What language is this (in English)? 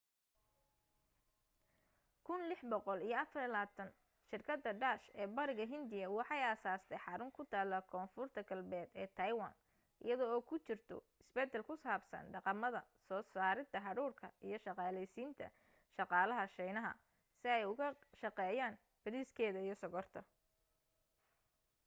Somali